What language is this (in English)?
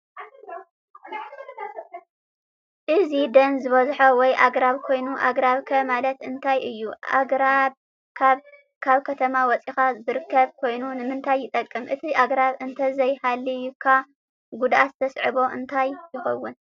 Tigrinya